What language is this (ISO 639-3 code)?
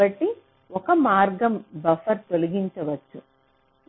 tel